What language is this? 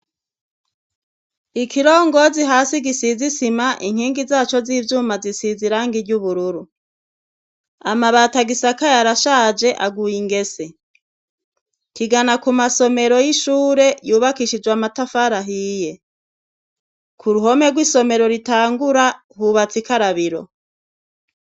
Rundi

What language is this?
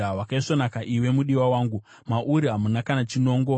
Shona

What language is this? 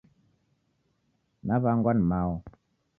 Taita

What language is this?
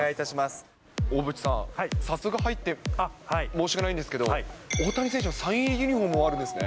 Japanese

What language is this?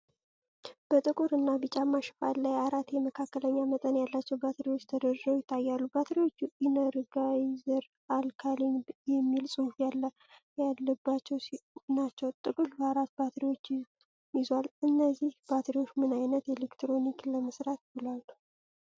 Amharic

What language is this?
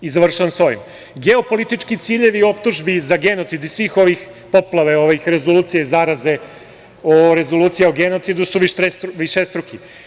Serbian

